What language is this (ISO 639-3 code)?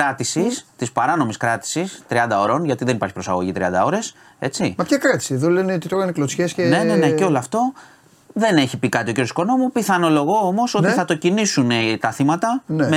ell